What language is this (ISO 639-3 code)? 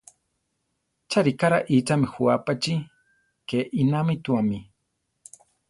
tar